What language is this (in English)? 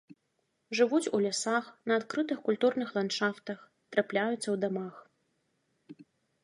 Belarusian